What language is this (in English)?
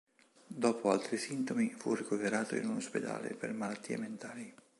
Italian